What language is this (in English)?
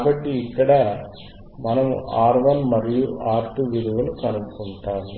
Telugu